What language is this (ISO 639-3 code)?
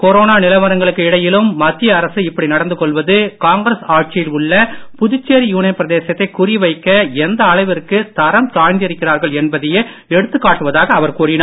tam